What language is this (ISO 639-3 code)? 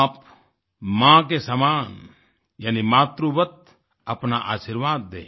hin